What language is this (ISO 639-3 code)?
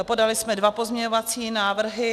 ces